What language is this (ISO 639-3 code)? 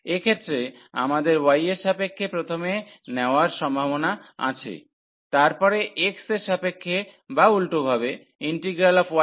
ben